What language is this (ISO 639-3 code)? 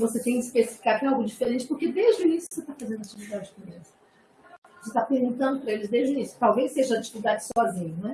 por